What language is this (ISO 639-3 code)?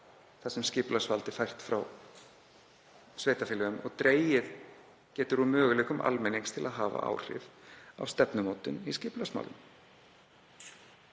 isl